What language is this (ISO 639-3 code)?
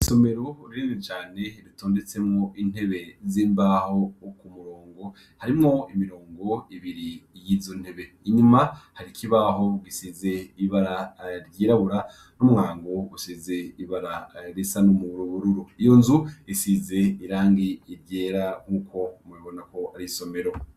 run